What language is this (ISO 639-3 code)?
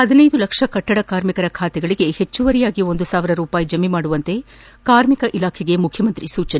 kan